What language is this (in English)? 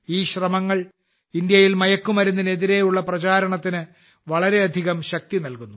Malayalam